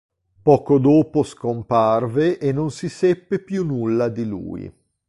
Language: Italian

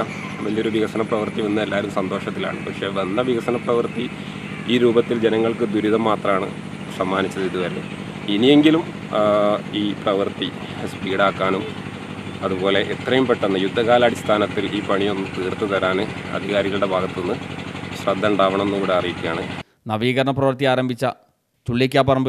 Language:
Malayalam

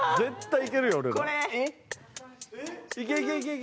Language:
Japanese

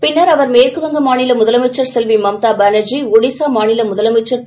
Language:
Tamil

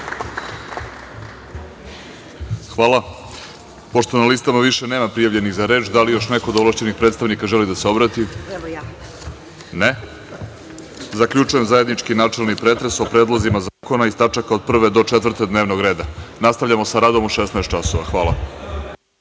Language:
Serbian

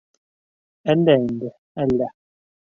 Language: Bashkir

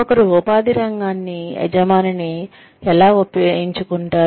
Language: Telugu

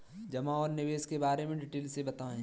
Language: Hindi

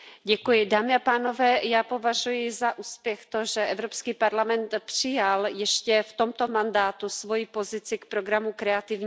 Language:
Czech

